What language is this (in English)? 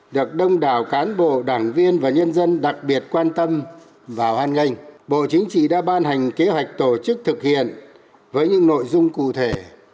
Vietnamese